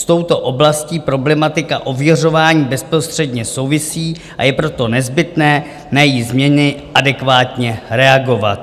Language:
Czech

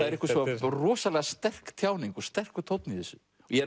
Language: Icelandic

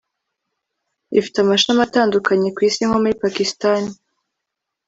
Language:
Kinyarwanda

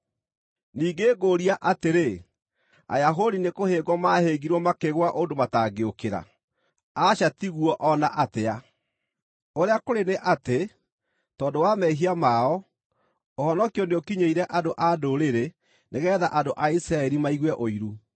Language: Kikuyu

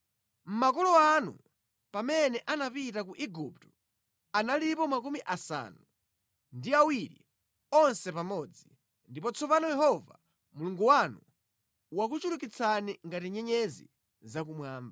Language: Nyanja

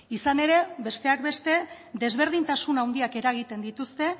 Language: Basque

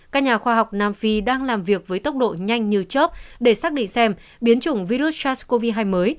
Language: Vietnamese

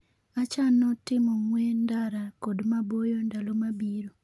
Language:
Luo (Kenya and Tanzania)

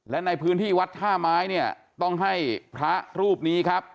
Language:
Thai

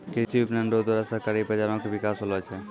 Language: Maithili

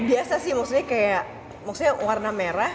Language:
Indonesian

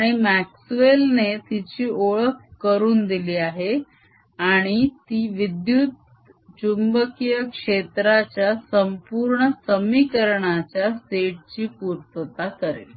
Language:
Marathi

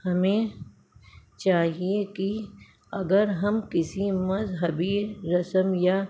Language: Urdu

